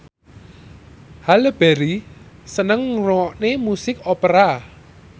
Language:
Javanese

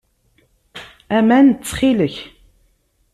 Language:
Kabyle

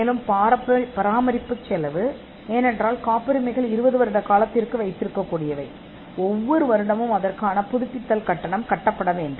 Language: Tamil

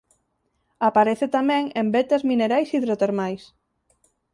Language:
Galician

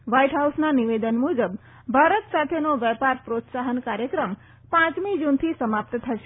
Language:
Gujarati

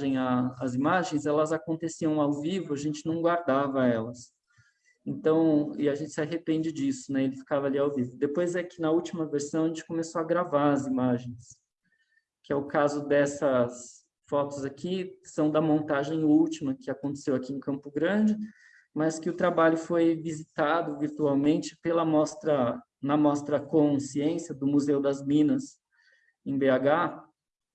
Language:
Portuguese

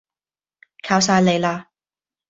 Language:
Cantonese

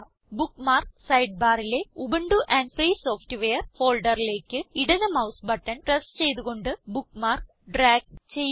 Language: Malayalam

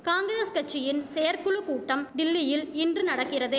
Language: Tamil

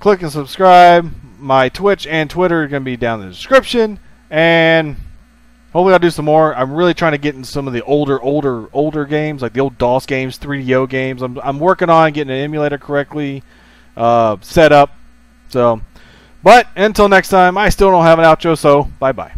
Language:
English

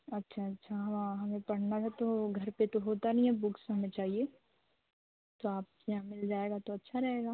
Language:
Hindi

